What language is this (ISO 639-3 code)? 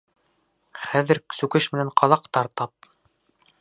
bak